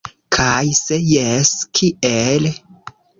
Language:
Esperanto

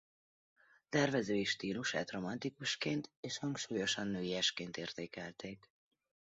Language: Hungarian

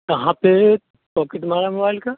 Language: Hindi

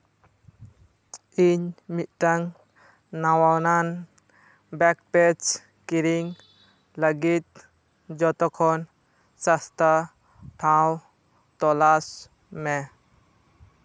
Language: Santali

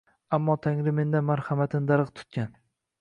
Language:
Uzbek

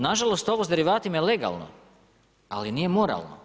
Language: Croatian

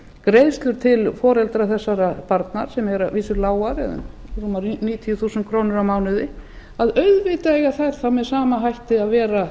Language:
Icelandic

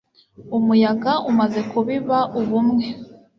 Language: Kinyarwanda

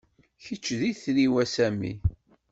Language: Kabyle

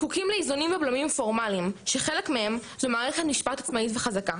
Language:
Hebrew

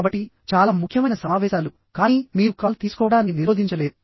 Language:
Telugu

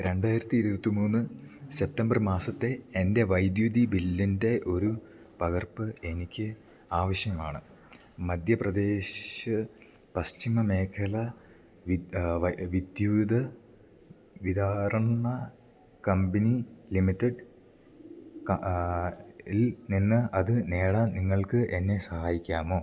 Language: Malayalam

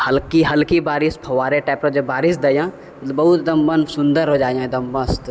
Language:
Maithili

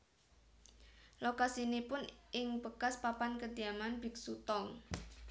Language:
Javanese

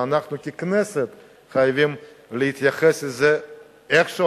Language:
Hebrew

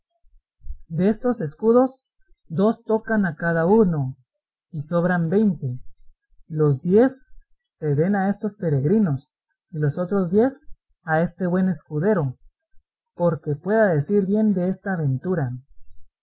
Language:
Spanish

